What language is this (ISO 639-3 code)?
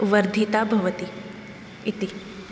san